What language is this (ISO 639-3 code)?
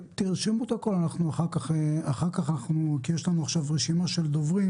heb